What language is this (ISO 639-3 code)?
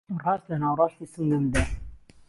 ckb